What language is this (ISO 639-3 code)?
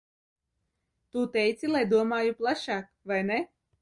lav